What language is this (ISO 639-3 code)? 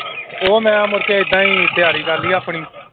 pan